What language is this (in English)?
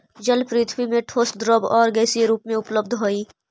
Magahi